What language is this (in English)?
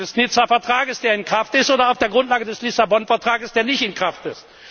German